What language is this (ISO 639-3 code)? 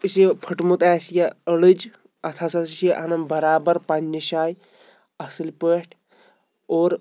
kas